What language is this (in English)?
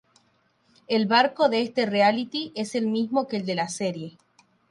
Spanish